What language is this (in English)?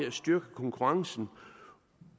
Danish